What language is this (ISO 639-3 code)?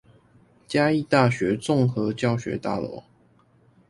zho